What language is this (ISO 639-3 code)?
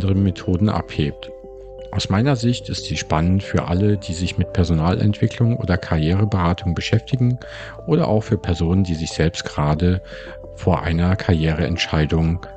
deu